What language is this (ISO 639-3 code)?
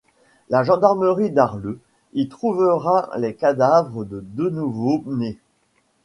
fra